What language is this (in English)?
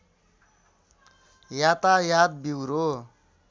Nepali